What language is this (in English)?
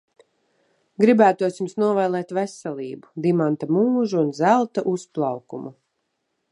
Latvian